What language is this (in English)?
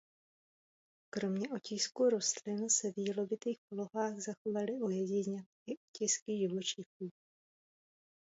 Czech